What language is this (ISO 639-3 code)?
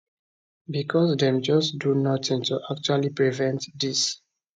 pcm